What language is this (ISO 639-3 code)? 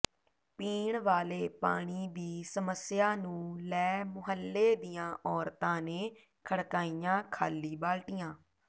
pan